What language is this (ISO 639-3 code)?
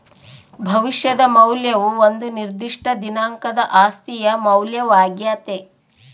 kan